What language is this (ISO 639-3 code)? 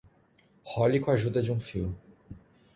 por